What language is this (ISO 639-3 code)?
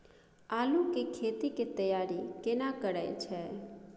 mai